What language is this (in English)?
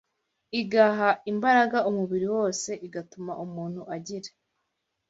Kinyarwanda